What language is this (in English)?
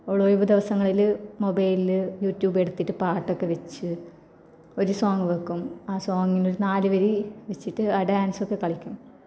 Malayalam